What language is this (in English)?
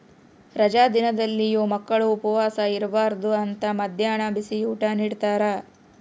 Kannada